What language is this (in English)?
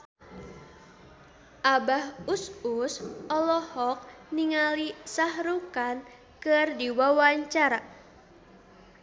Sundanese